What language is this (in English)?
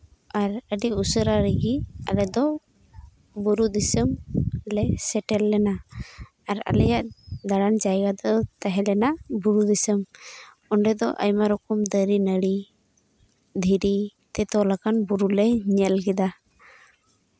Santali